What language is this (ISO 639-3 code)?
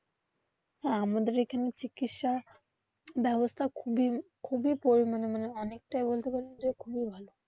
ben